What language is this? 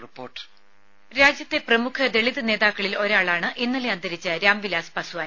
Malayalam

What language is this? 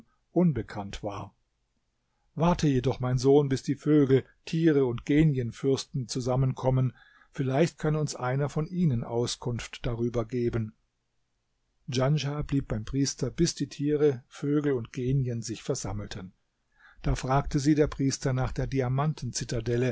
German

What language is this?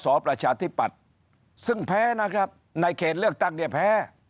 Thai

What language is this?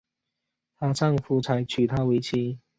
Chinese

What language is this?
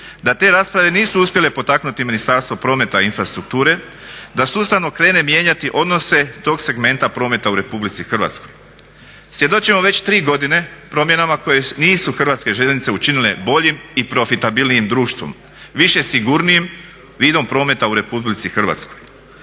Croatian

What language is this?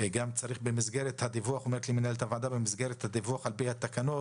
Hebrew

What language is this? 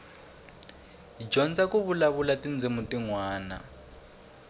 Tsonga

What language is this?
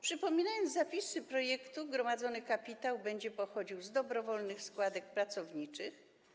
Polish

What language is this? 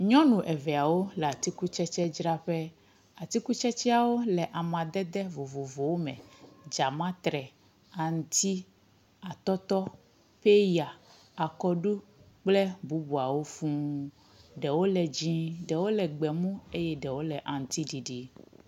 Ewe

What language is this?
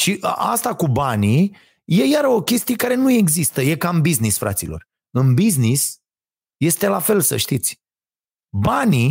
Romanian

